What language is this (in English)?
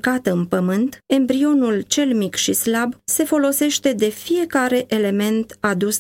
Romanian